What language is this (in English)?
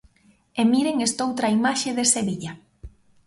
Galician